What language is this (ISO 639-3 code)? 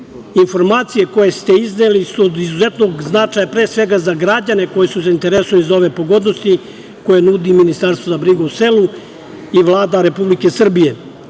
srp